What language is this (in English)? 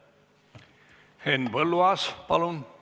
Estonian